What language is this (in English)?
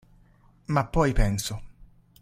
Italian